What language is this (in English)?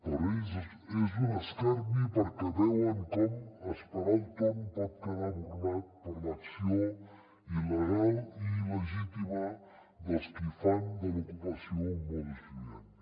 Catalan